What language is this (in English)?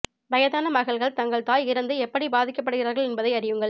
Tamil